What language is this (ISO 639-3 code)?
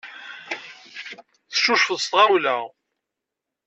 kab